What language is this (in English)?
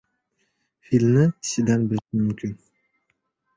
Uzbek